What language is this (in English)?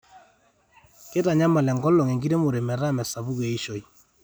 Masai